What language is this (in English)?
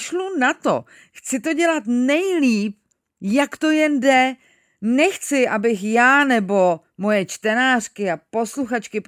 Czech